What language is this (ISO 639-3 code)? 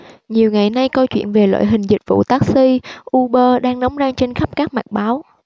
vie